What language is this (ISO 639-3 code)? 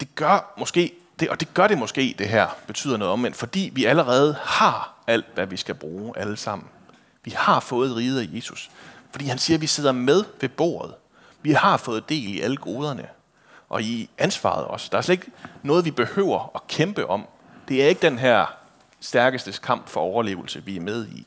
dan